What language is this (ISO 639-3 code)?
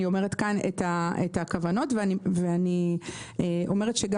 heb